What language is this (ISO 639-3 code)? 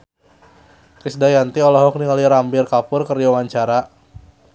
sun